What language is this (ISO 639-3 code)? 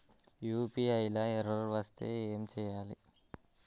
tel